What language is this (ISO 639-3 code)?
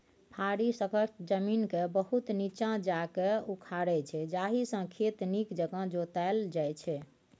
mai